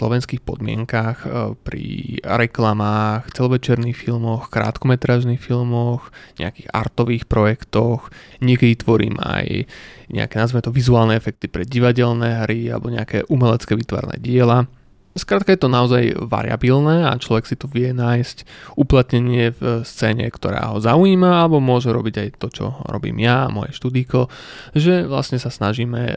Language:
Slovak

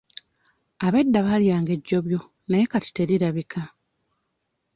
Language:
Ganda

